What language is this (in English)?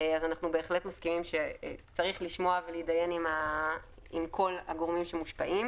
Hebrew